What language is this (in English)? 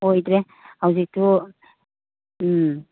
Manipuri